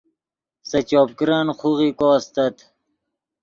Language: Yidgha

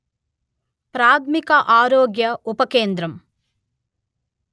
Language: Telugu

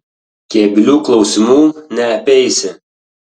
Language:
Lithuanian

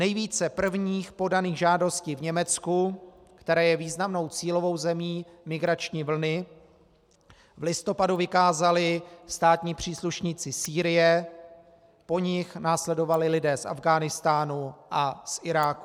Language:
Czech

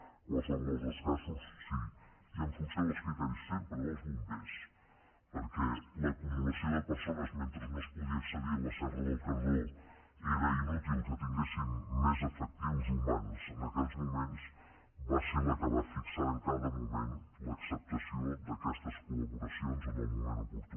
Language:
Catalan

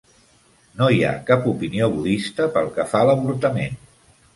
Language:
Catalan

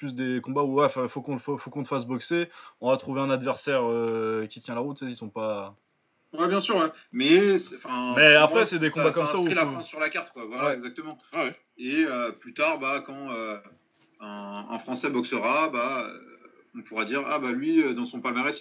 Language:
French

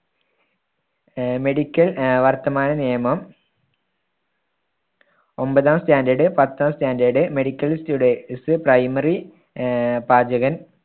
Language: Malayalam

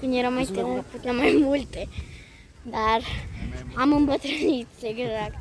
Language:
Romanian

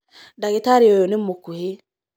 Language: Kikuyu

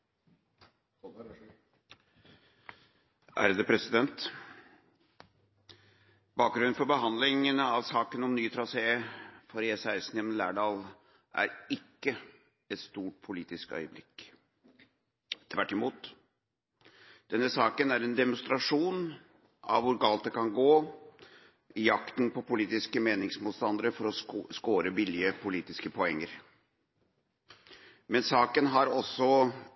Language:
Norwegian Bokmål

